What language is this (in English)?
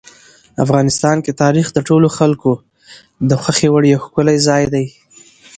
Pashto